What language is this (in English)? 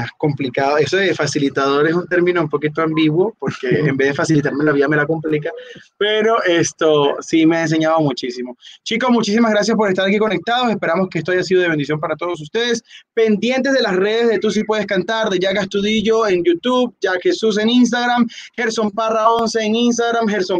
Spanish